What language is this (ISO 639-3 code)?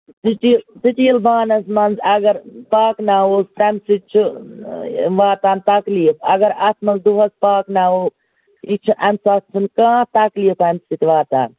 kas